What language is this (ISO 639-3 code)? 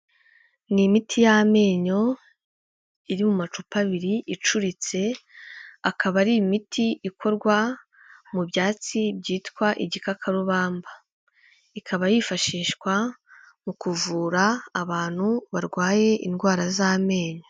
kin